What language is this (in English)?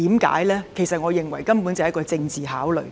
Cantonese